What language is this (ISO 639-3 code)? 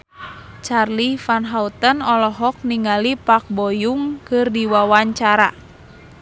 sun